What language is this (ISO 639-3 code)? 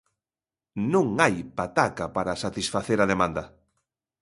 glg